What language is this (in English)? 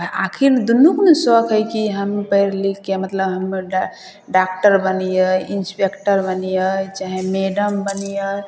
Maithili